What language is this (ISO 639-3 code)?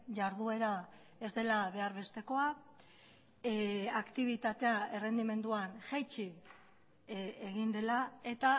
eus